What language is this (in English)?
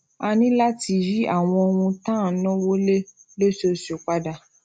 Yoruba